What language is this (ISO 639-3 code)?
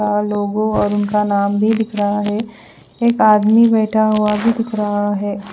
hin